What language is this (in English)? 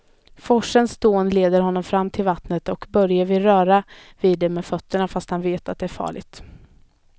Swedish